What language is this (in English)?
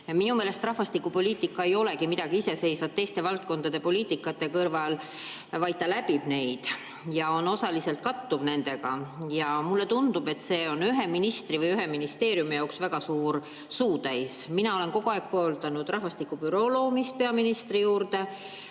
Estonian